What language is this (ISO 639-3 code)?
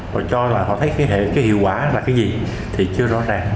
vie